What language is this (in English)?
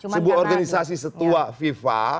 Indonesian